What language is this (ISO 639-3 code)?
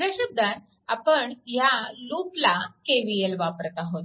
mar